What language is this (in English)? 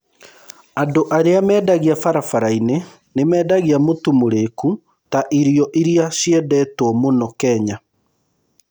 Kikuyu